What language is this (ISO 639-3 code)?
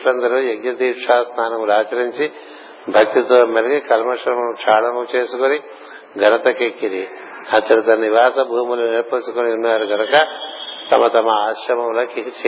tel